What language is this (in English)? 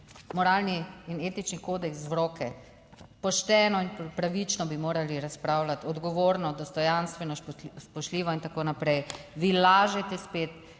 Slovenian